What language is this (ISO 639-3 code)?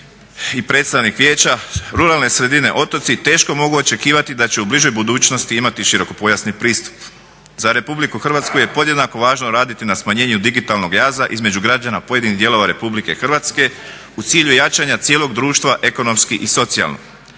hrv